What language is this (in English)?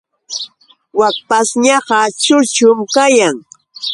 Yauyos Quechua